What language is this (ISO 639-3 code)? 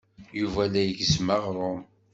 kab